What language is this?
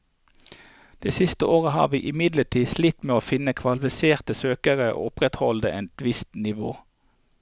Norwegian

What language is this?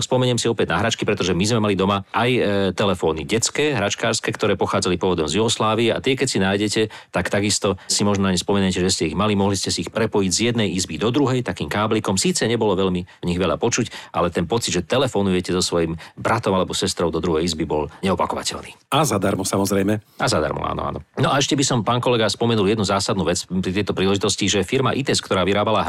Slovak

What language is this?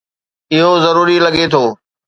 Sindhi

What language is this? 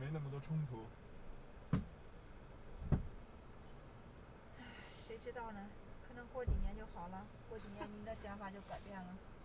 Chinese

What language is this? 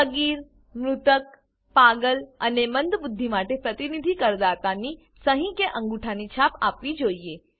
Gujarati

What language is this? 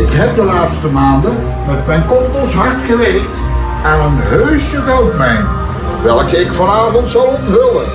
Dutch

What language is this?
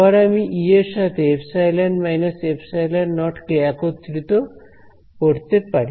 Bangla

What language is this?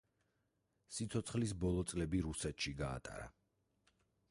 Georgian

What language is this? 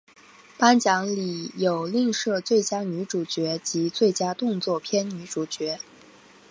Chinese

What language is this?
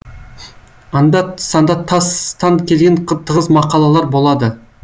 Kazakh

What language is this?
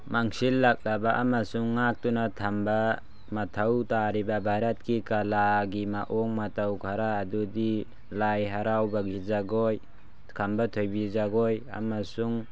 Manipuri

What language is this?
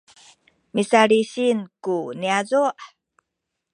Sakizaya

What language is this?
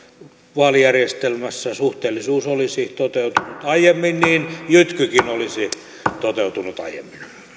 Finnish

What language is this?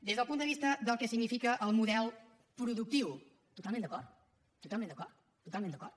Catalan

